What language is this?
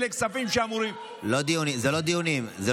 Hebrew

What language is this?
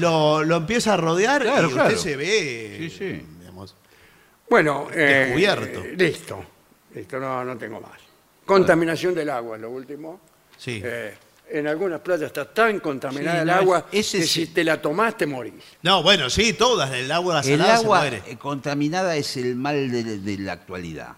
Spanish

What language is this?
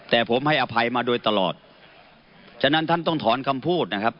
Thai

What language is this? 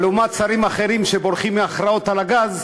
Hebrew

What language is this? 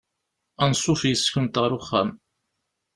Kabyle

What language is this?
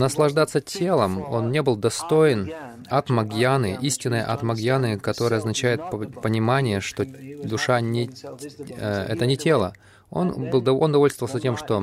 Russian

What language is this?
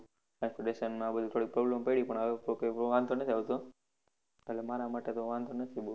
Gujarati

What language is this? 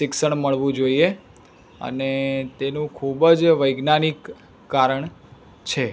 Gujarati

